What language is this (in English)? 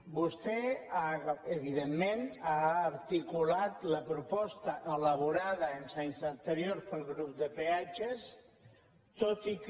Catalan